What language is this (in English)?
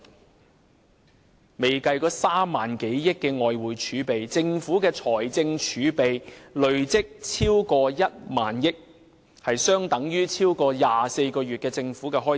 Cantonese